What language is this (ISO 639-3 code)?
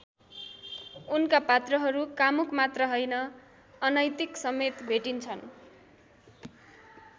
nep